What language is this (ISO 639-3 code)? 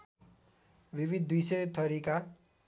nep